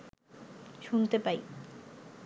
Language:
Bangla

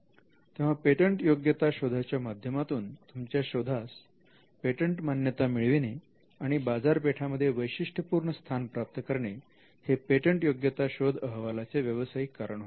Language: Marathi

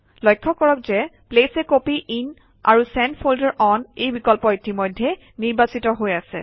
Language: Assamese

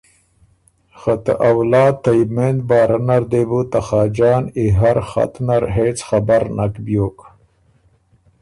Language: Ormuri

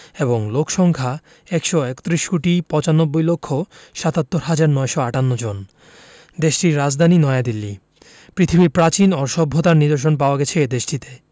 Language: Bangla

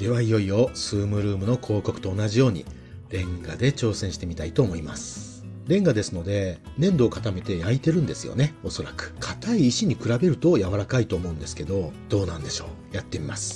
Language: Japanese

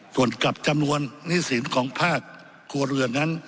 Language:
Thai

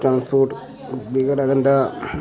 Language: Dogri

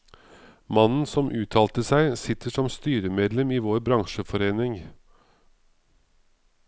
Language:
Norwegian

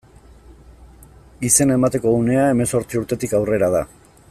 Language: Basque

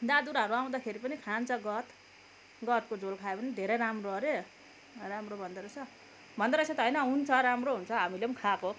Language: Nepali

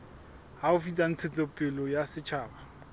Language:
Southern Sotho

